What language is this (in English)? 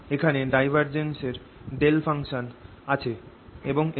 Bangla